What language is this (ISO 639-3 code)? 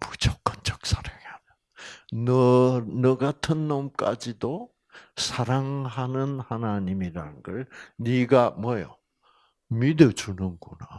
kor